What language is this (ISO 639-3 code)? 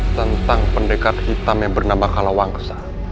ind